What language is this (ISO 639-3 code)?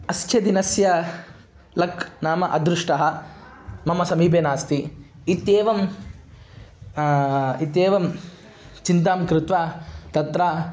san